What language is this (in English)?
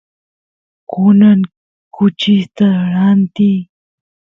Santiago del Estero Quichua